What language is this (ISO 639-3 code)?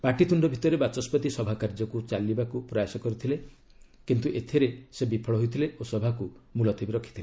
ori